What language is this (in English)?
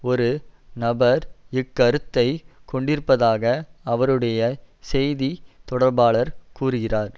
Tamil